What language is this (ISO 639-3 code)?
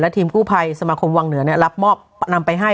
tha